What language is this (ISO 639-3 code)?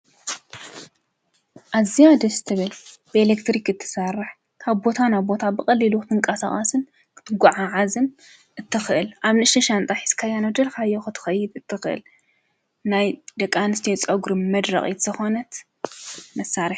tir